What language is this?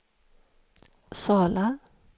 Swedish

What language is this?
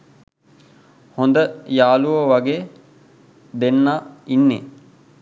Sinhala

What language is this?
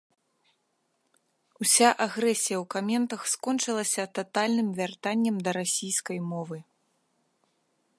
Belarusian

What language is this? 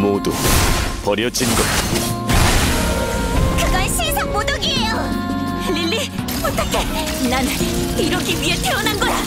Korean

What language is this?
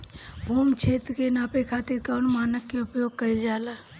Bhojpuri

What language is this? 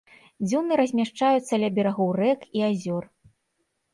Belarusian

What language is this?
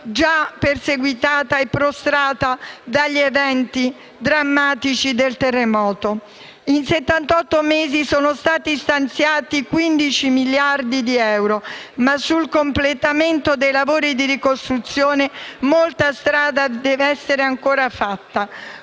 Italian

